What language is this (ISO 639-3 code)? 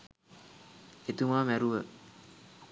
sin